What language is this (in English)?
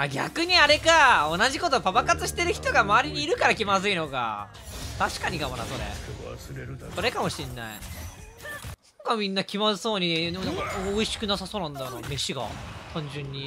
Japanese